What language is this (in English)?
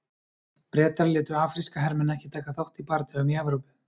Icelandic